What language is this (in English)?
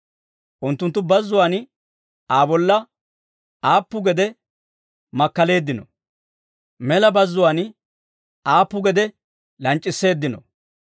Dawro